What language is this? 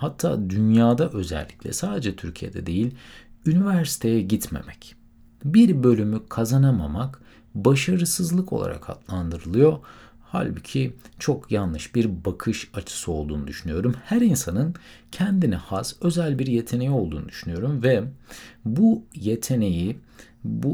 Turkish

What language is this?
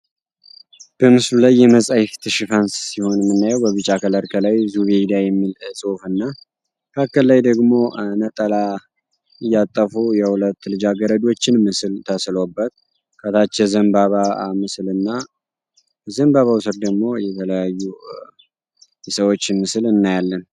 Amharic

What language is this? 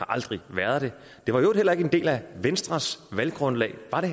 Danish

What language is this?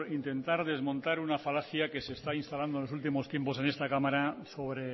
Spanish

